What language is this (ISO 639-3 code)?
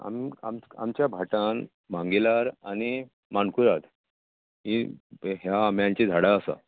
kok